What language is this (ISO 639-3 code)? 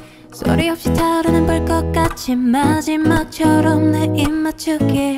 kor